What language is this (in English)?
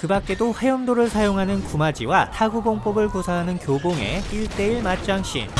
Korean